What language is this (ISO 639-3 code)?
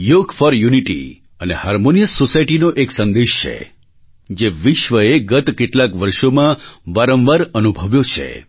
guj